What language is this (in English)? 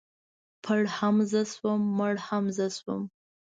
Pashto